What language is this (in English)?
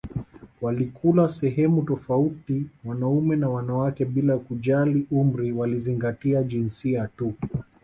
Swahili